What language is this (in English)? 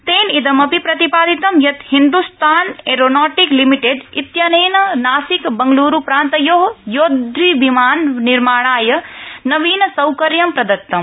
Sanskrit